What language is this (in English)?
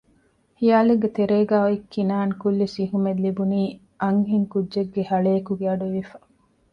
Divehi